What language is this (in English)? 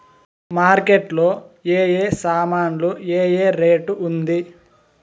Telugu